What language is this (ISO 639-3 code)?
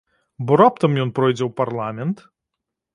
bel